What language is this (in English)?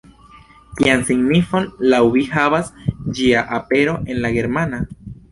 Esperanto